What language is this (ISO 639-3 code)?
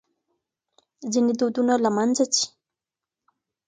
pus